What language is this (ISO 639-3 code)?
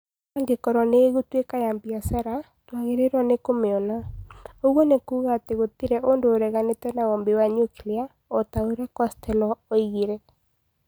kik